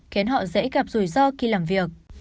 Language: Vietnamese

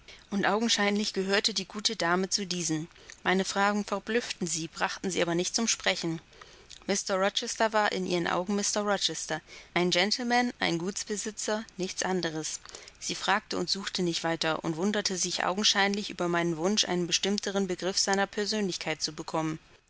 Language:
German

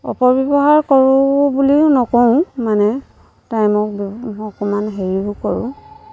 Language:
Assamese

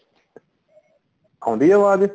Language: Punjabi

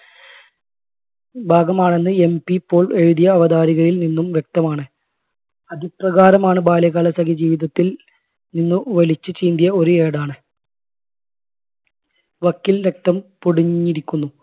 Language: Malayalam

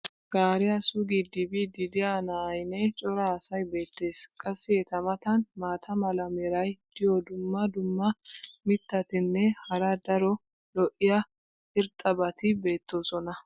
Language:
Wolaytta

